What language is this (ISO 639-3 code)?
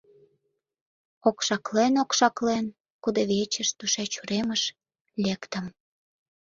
chm